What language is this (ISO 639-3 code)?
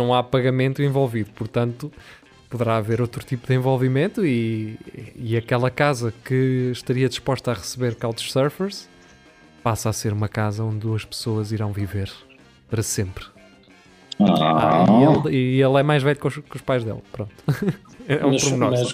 por